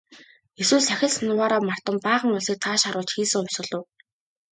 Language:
Mongolian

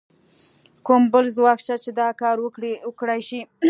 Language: Pashto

